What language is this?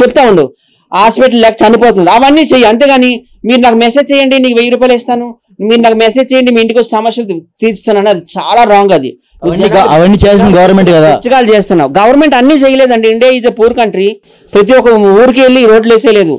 Telugu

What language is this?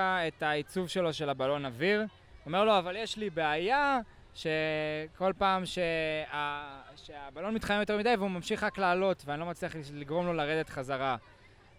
Hebrew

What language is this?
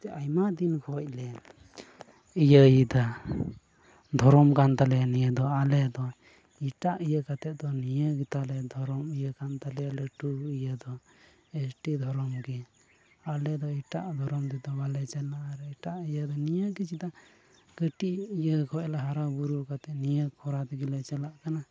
Santali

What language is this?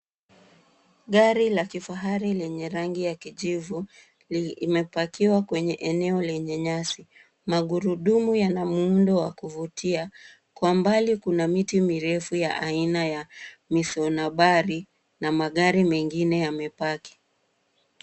Swahili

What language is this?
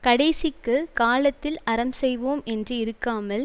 Tamil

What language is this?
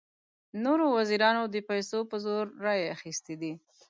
Pashto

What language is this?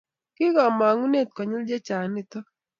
Kalenjin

